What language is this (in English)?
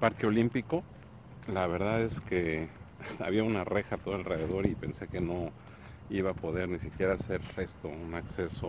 Spanish